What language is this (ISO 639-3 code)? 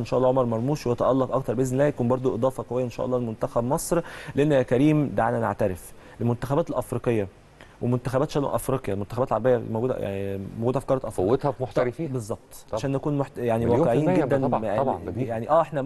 ara